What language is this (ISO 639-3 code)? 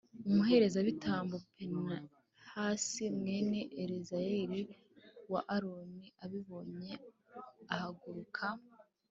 kin